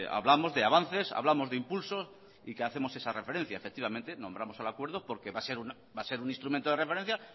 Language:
Spanish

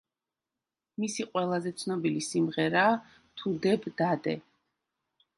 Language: Georgian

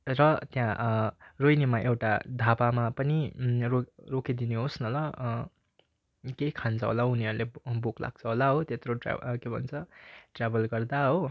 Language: Nepali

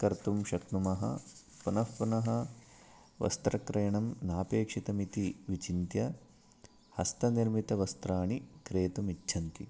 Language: Sanskrit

